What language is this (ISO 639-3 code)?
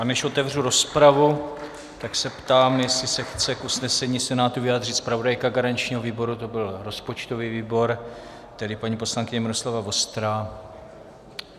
ces